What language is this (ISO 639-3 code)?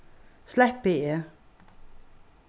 fao